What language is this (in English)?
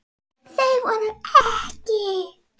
Icelandic